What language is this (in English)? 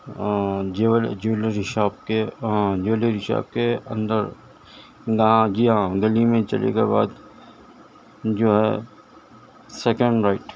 Urdu